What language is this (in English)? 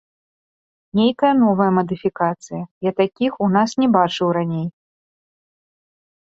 Belarusian